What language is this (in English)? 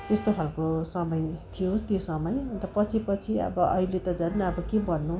Nepali